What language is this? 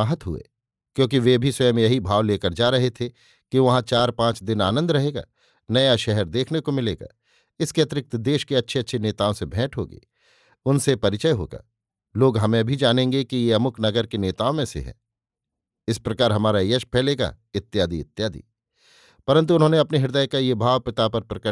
Hindi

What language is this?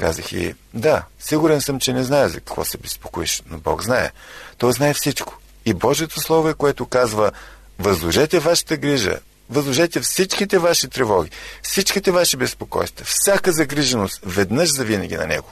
Bulgarian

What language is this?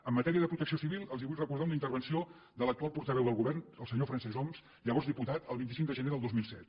Catalan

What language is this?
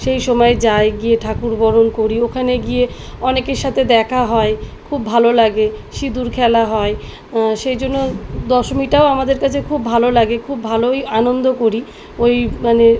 Bangla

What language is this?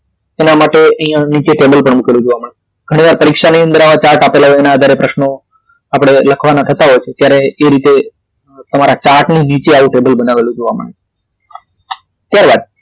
Gujarati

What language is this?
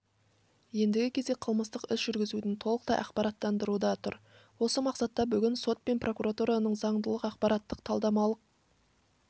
Kazakh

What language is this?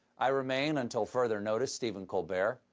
English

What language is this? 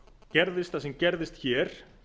Icelandic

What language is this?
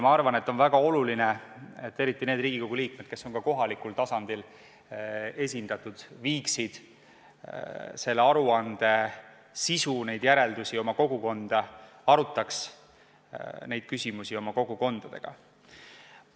Estonian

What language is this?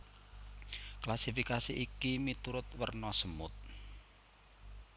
Javanese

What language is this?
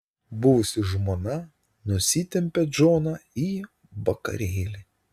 Lithuanian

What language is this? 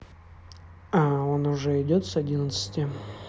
Russian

